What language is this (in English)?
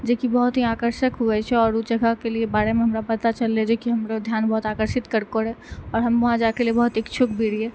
Maithili